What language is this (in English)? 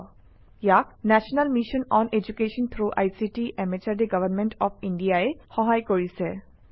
Assamese